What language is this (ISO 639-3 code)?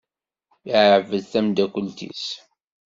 kab